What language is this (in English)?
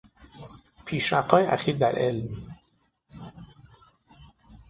Persian